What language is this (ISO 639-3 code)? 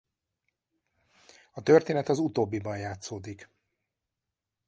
hun